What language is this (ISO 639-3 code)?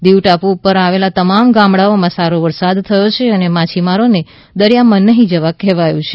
guj